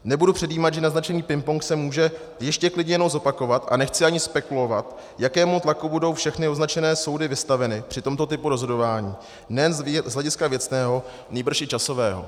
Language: Czech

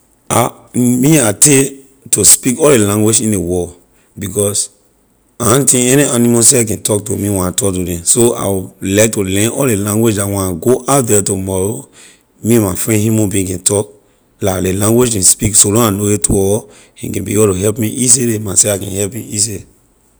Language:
Liberian English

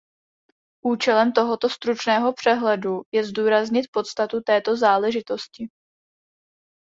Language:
Czech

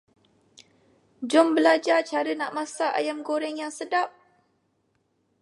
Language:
Malay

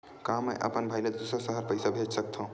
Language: Chhattisgarhi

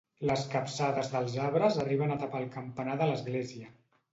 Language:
Catalan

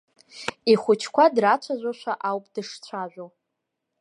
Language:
Abkhazian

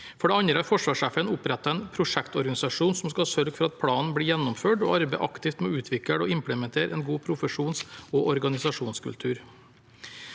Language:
Norwegian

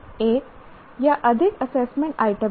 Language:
Hindi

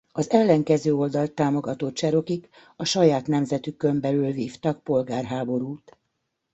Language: Hungarian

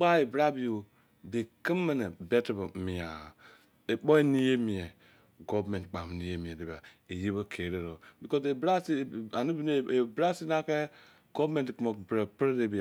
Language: Izon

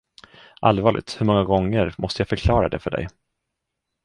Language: Swedish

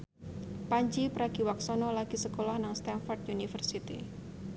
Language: Javanese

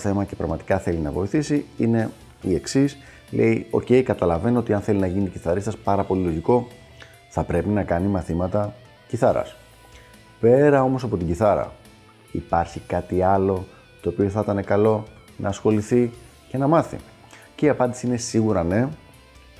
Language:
Greek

